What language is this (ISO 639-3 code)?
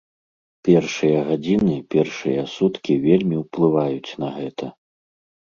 bel